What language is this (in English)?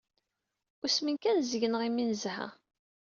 Kabyle